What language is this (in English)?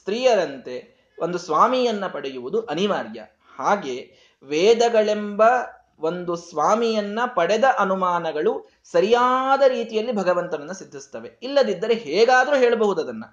Kannada